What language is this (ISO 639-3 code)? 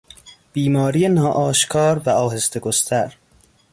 fas